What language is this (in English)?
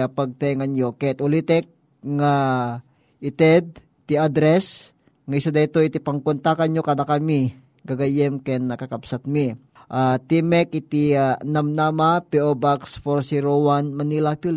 Filipino